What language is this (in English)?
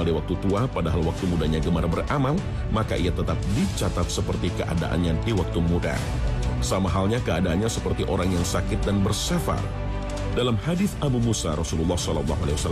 Indonesian